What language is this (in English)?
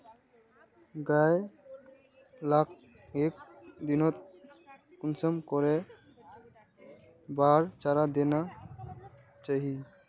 Magahi